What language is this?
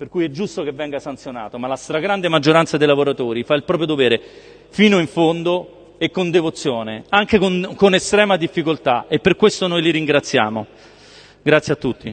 Italian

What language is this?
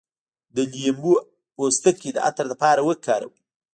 Pashto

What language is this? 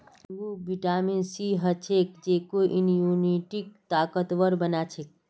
Magahi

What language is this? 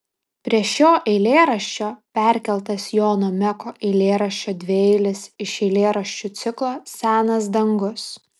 Lithuanian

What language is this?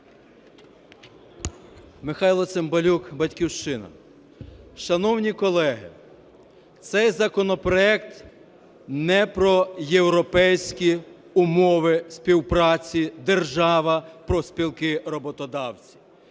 Ukrainian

